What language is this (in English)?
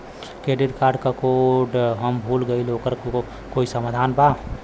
Bhojpuri